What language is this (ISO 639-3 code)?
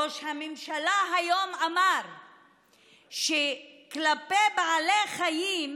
heb